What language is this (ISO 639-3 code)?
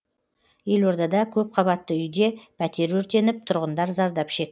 kaz